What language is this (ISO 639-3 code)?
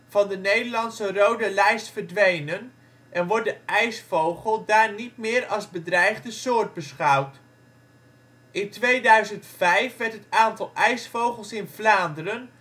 nld